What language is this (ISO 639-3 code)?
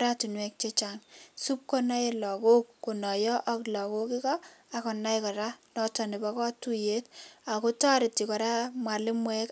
kln